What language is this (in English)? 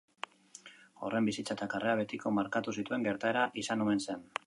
Basque